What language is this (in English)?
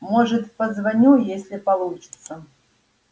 Russian